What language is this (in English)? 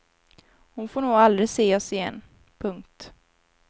Swedish